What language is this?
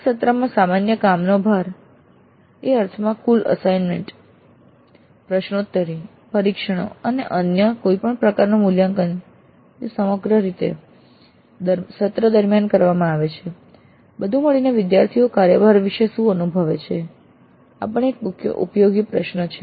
Gujarati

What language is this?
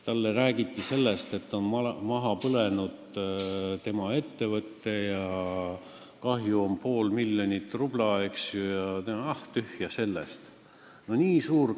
Estonian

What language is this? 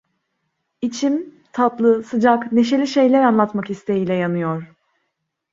Turkish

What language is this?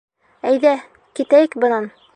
Bashkir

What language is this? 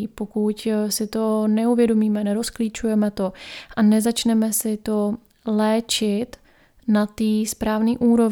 Czech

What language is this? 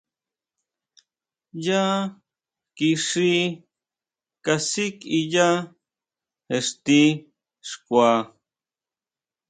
Huautla Mazatec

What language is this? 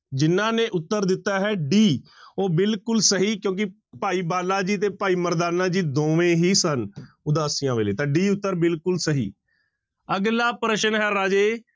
Punjabi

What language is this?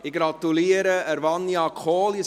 Swiss German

